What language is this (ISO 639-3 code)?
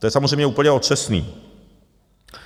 ces